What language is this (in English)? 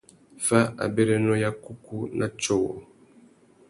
Tuki